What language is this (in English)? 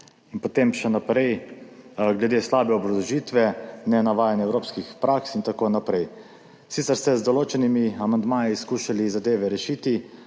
Slovenian